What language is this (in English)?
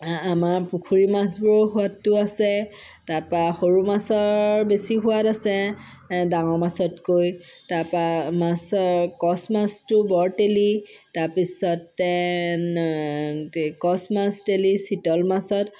Assamese